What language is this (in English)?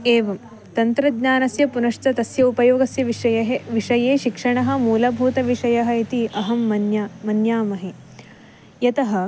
Sanskrit